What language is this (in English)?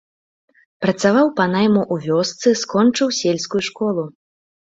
Belarusian